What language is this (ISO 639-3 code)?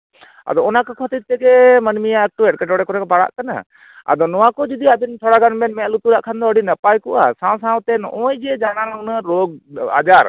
sat